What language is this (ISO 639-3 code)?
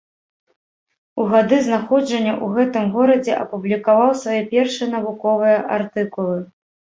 bel